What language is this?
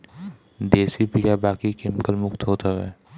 Bhojpuri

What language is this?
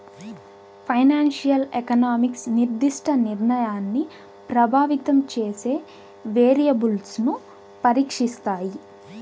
Telugu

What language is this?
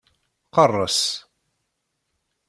Kabyle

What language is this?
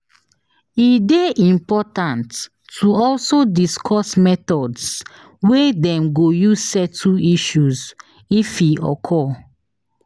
Nigerian Pidgin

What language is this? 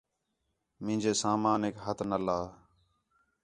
Khetrani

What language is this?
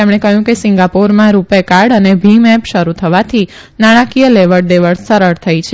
Gujarati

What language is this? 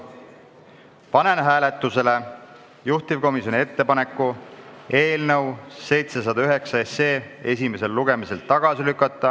Estonian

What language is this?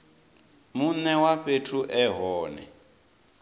Venda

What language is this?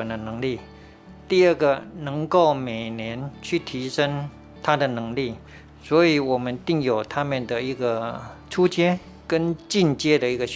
Chinese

